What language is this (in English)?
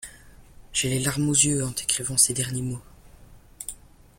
French